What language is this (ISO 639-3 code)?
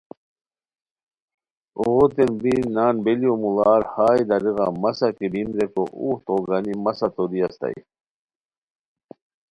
khw